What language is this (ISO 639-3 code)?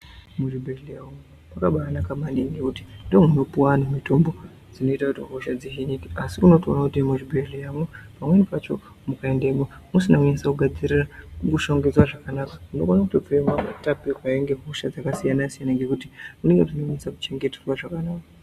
ndc